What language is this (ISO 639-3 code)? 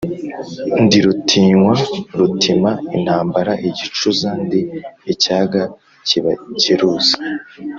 kin